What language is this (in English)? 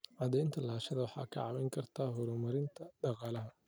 Somali